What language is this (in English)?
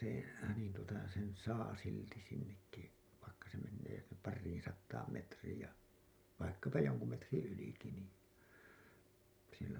Finnish